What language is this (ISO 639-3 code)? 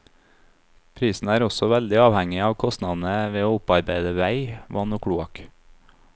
nor